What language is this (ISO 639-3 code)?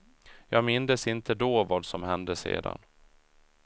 swe